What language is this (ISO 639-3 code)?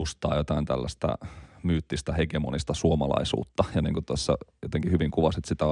fin